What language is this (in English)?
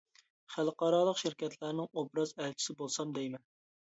Uyghur